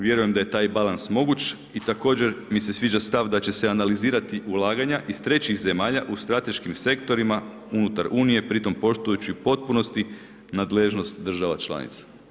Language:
Croatian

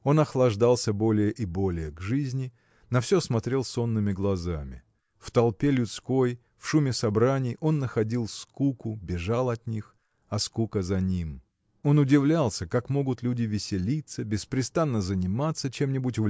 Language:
Russian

